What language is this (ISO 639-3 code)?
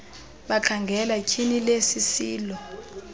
xho